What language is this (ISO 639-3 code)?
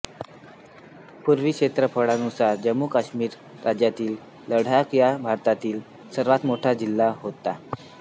mar